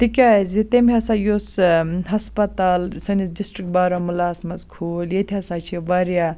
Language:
Kashmiri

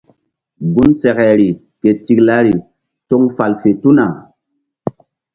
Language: Mbum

